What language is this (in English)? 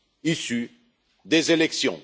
French